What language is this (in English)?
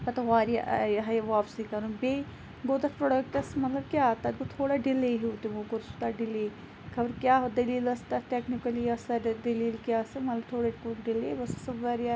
Kashmiri